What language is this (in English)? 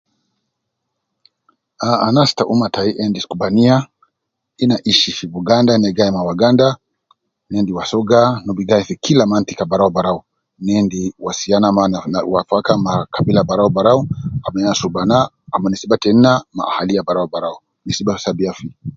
Nubi